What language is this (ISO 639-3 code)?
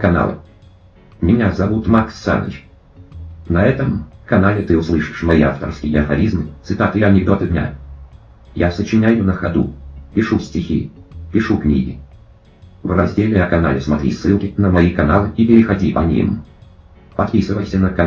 rus